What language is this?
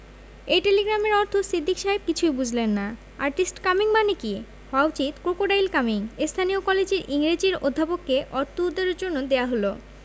Bangla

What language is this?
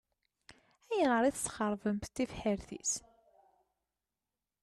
Kabyle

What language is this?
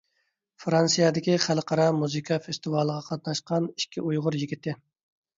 Uyghur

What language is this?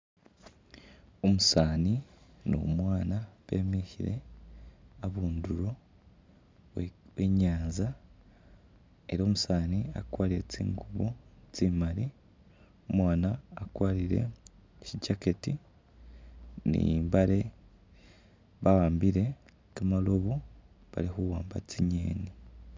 Masaaba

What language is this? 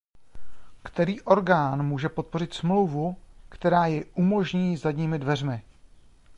Czech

